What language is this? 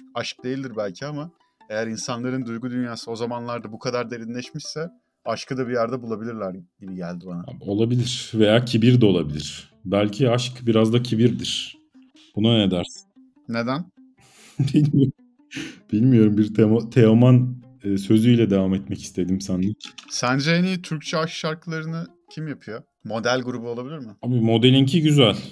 Turkish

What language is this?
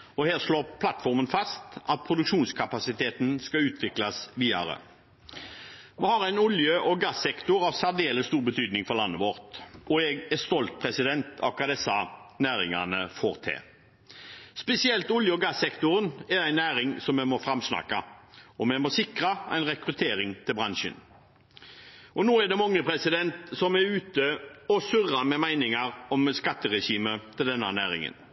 Norwegian Bokmål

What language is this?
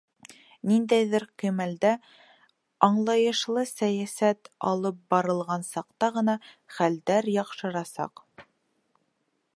Bashkir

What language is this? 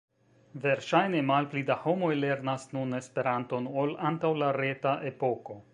Esperanto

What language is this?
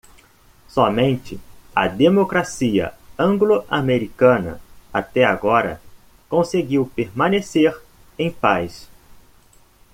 Portuguese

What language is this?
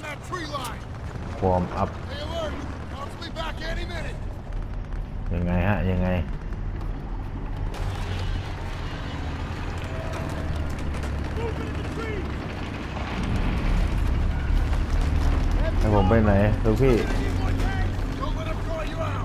Thai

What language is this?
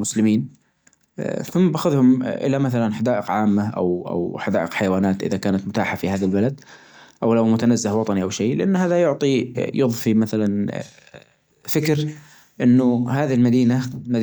Najdi Arabic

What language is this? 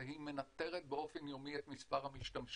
Hebrew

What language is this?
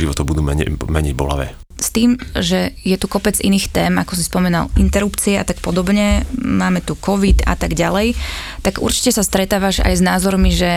Slovak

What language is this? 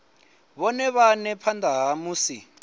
Venda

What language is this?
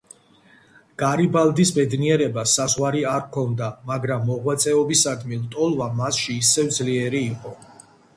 Georgian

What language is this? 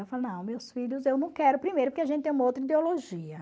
Portuguese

